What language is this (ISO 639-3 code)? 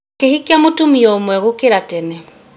kik